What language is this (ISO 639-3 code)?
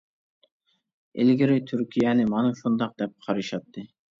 uig